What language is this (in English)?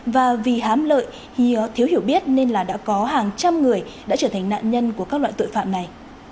Vietnamese